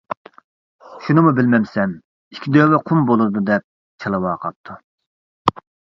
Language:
Uyghur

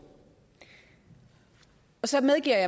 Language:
Danish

